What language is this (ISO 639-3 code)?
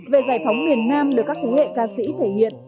vie